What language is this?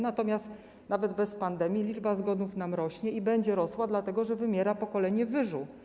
Polish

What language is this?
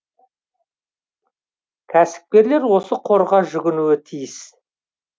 Kazakh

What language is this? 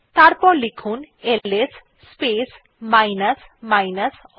Bangla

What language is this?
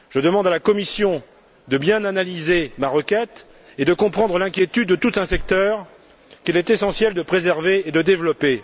French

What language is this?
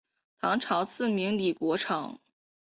Chinese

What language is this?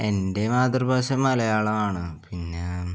Malayalam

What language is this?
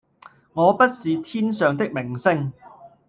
Cantonese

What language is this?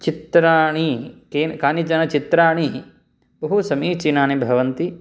Sanskrit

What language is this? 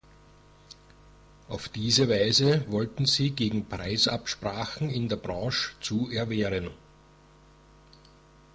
German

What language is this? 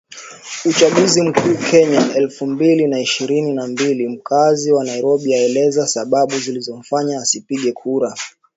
Swahili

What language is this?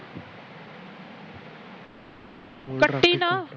Punjabi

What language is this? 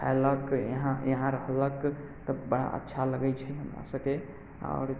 Maithili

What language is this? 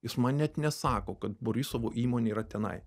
Lithuanian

